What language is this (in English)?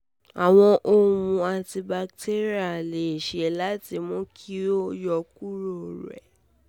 Yoruba